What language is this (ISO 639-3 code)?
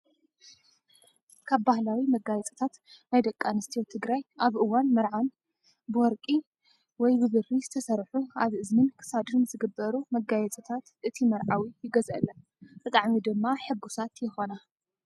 tir